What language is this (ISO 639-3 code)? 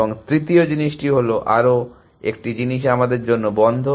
ben